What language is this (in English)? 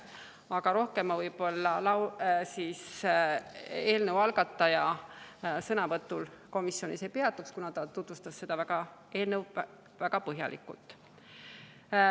Estonian